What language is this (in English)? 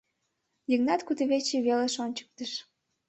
Mari